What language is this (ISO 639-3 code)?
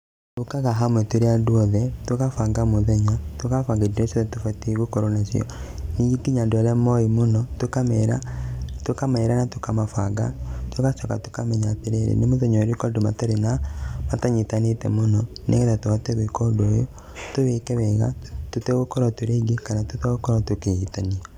kik